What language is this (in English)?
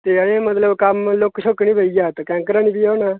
Dogri